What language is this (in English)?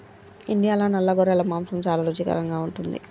Telugu